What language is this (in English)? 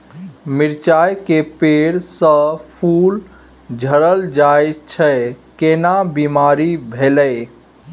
Maithili